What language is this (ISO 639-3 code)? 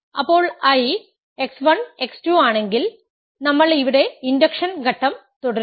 mal